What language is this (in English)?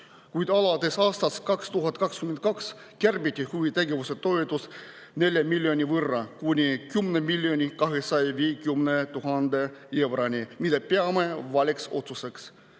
Estonian